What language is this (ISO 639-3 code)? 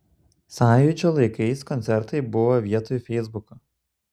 lit